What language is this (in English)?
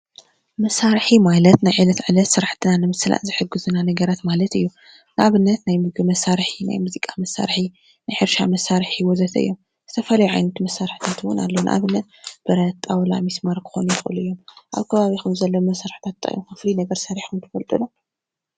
Tigrinya